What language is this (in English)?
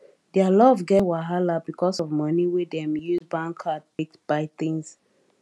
Nigerian Pidgin